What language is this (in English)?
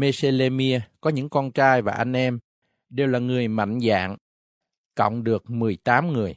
Vietnamese